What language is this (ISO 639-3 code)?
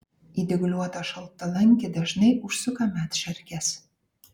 lit